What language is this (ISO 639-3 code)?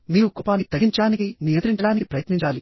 tel